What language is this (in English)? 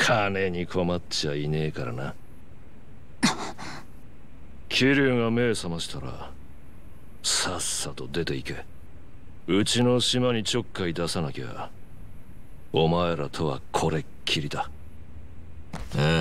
Japanese